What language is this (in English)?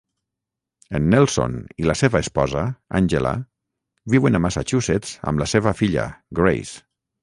Catalan